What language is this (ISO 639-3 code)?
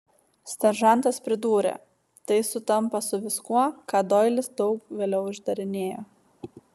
lit